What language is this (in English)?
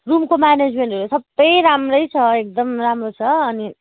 Nepali